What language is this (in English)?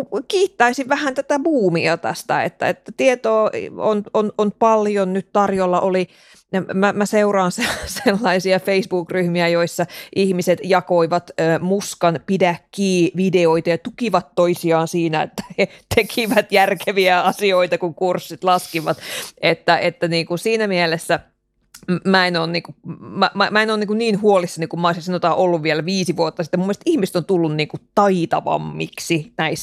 Finnish